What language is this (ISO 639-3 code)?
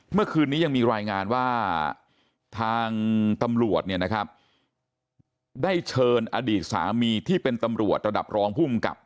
tha